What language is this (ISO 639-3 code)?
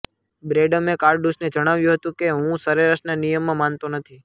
guj